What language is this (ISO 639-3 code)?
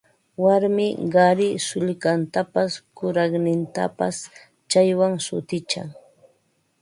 qva